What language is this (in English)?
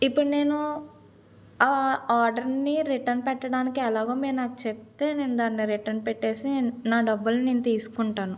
Telugu